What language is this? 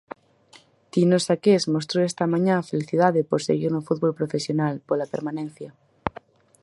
Galician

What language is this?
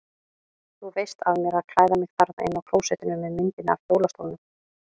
Icelandic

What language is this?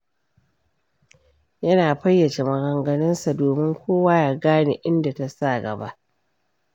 Hausa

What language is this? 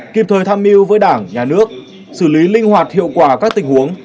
Vietnamese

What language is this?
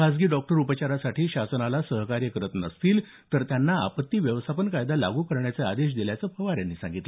Marathi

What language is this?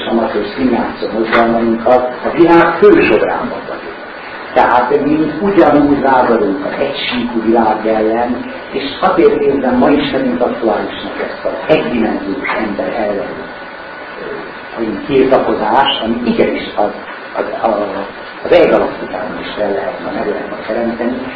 Hungarian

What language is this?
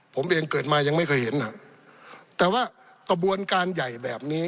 Thai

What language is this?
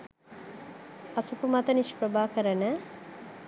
Sinhala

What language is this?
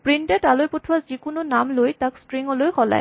Assamese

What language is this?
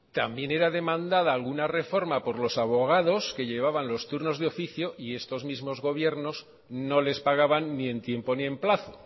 Spanish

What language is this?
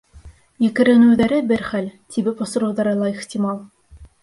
Bashkir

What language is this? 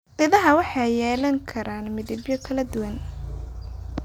Somali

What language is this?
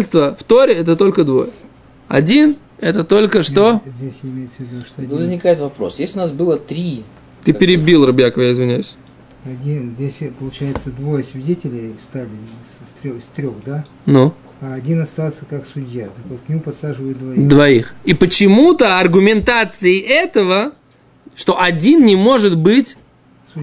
Russian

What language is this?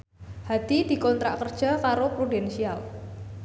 Javanese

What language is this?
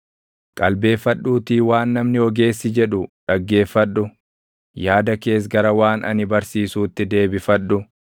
Oromo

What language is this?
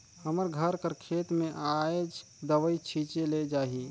Chhattisgarhi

